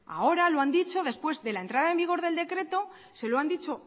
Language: Spanish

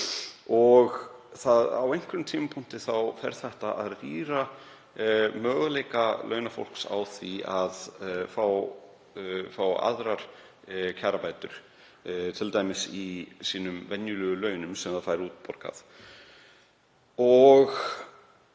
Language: Icelandic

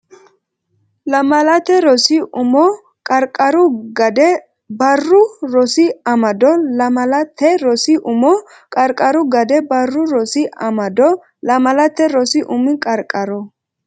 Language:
Sidamo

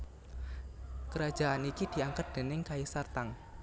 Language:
Javanese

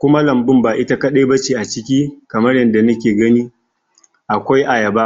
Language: Hausa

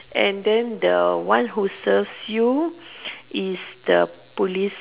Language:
English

